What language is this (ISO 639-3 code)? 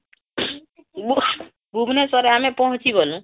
ori